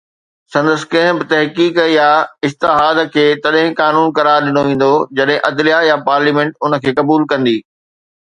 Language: Sindhi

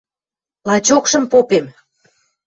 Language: Western Mari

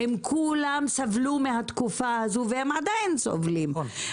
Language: Hebrew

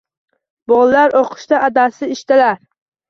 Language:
Uzbek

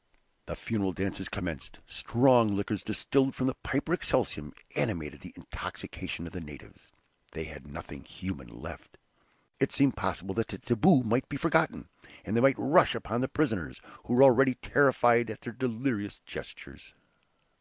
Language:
English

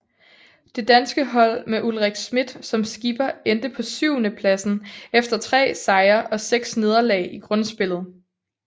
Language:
Danish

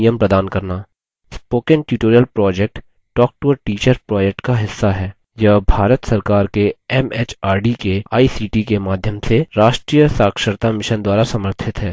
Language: Hindi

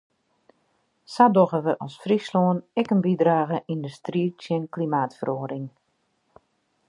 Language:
Western Frisian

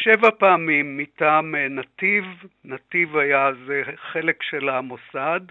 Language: Hebrew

